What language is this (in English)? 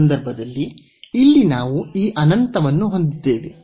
Kannada